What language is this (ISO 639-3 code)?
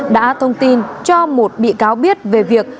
vie